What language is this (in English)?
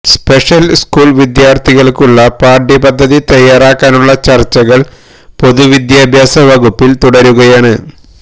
Malayalam